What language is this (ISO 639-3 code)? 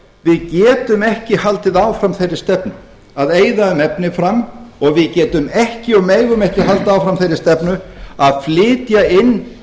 isl